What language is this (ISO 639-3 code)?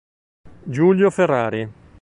ita